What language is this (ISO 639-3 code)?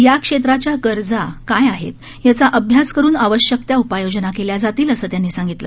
mar